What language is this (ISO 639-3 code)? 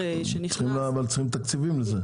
heb